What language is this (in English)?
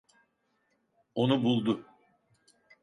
Turkish